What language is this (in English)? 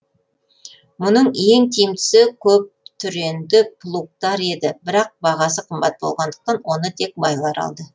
Kazakh